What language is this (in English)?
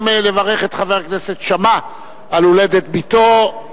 Hebrew